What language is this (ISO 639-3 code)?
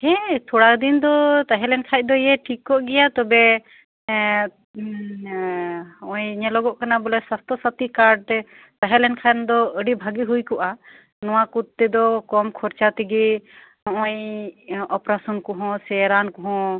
sat